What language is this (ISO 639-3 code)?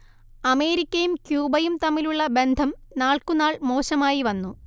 mal